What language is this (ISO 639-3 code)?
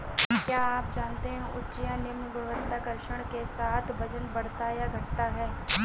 hin